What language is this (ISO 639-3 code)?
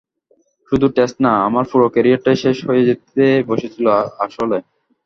ben